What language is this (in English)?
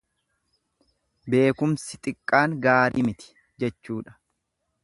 Oromo